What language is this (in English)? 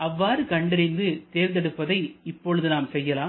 Tamil